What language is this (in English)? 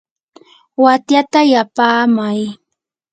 Yanahuanca Pasco Quechua